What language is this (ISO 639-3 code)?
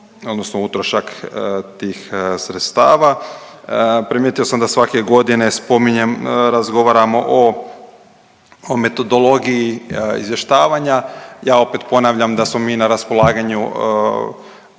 hrv